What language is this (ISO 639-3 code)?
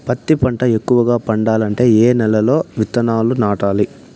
tel